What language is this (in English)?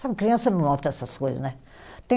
Portuguese